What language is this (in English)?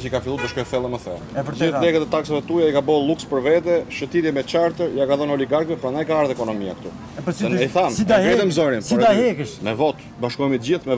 Romanian